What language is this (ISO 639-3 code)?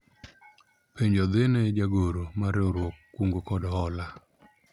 luo